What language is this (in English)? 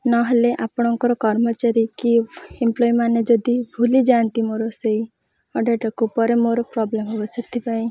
Odia